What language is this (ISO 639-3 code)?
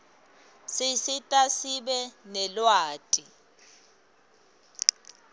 ssw